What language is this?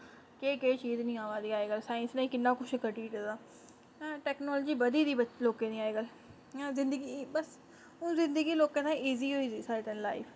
Dogri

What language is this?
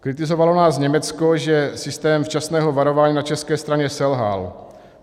Czech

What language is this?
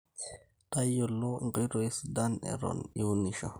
Masai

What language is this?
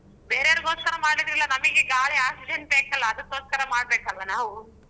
Kannada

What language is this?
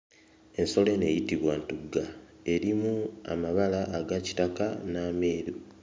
Ganda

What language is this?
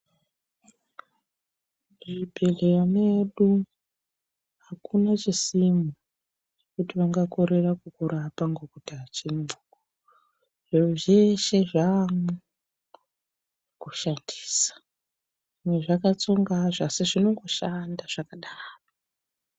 Ndau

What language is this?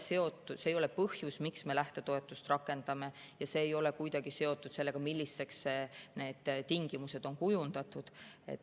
Estonian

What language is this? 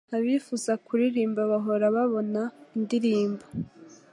Kinyarwanda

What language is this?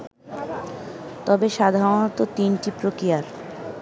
Bangla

